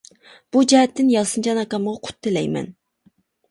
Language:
Uyghur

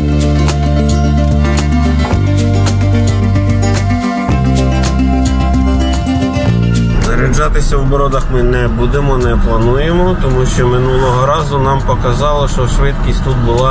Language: Ukrainian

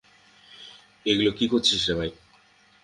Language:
Bangla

